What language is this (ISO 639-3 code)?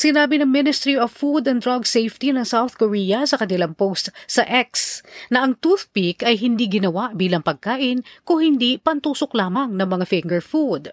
fil